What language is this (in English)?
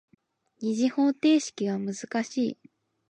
Japanese